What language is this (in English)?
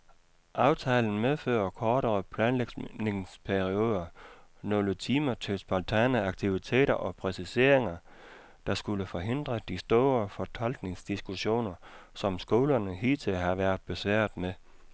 Danish